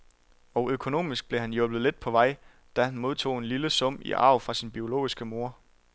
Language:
Danish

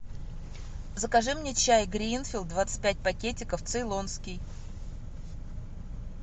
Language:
Russian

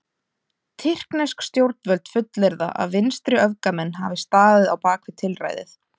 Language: Icelandic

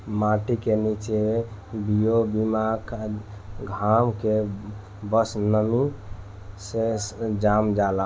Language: Bhojpuri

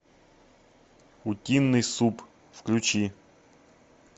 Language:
Russian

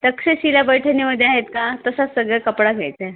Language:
Marathi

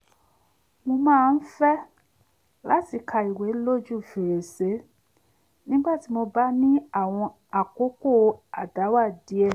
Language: Yoruba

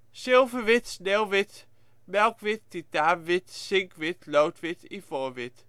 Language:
Dutch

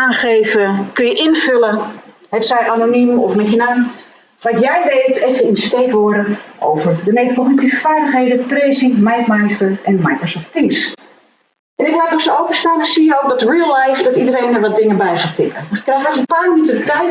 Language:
Dutch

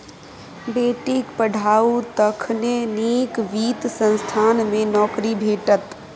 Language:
Maithili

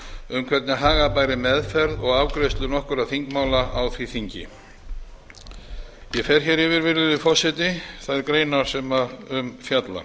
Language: Icelandic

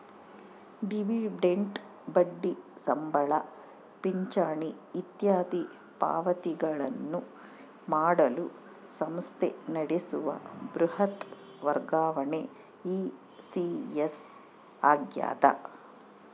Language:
Kannada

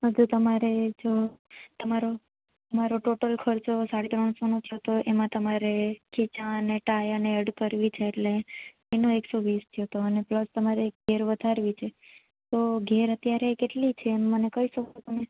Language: Gujarati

